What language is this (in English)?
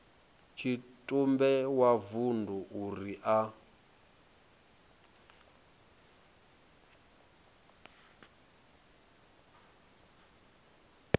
Venda